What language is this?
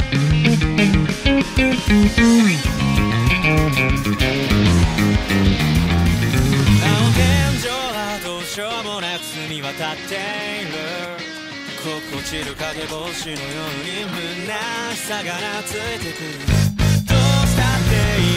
Japanese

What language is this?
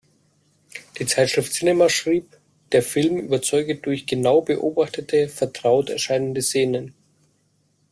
German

